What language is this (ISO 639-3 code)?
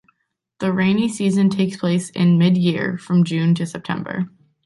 eng